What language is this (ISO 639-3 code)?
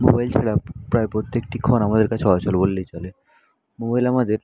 ben